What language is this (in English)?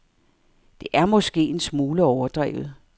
Danish